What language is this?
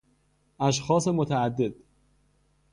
Persian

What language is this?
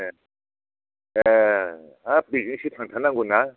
Bodo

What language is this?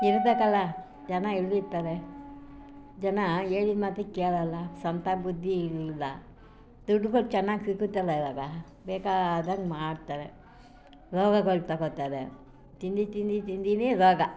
Kannada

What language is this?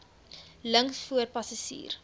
Afrikaans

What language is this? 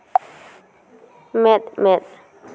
Santali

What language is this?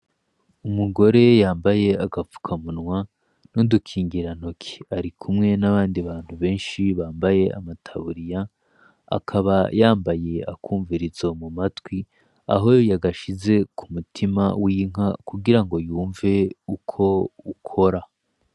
Rundi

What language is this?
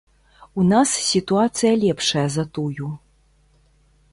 Belarusian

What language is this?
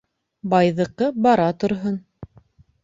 Bashkir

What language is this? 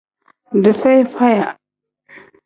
Tem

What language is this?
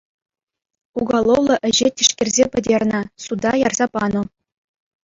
Chuvash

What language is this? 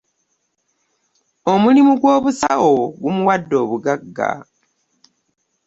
Ganda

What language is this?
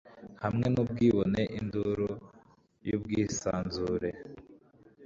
Kinyarwanda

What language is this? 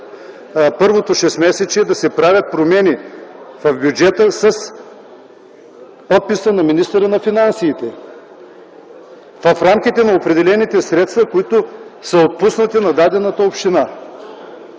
Bulgarian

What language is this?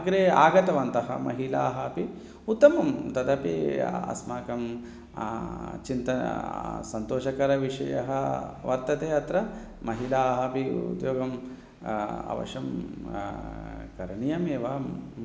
Sanskrit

